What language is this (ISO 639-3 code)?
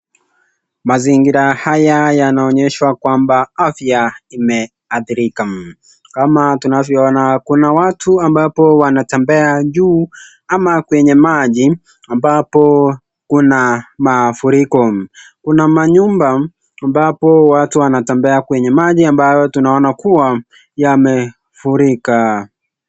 swa